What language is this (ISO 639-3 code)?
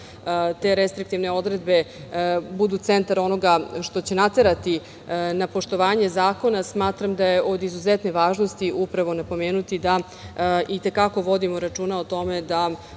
srp